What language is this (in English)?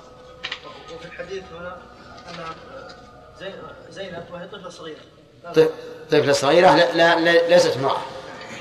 Arabic